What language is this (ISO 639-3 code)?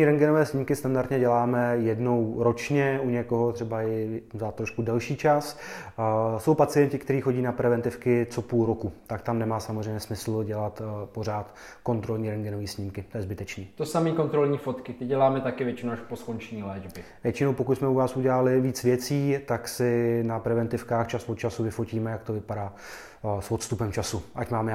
ces